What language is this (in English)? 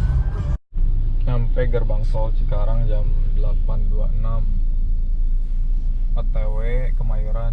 Indonesian